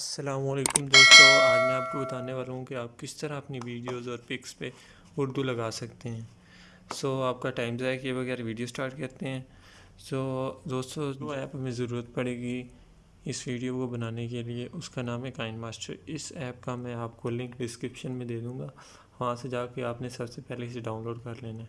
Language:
Urdu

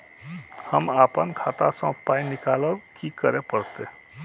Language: Maithili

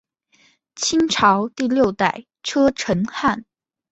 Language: Chinese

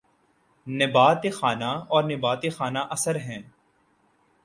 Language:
Urdu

